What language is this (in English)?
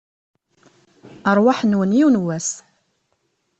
Kabyle